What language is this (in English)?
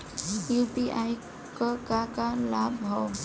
Bhojpuri